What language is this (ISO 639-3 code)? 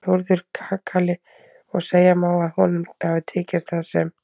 isl